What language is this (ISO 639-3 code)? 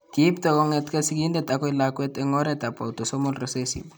kln